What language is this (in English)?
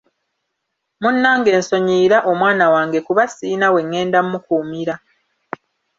Ganda